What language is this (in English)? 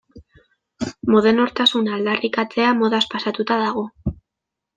Basque